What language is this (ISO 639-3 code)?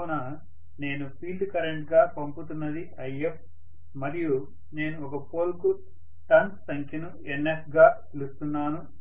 tel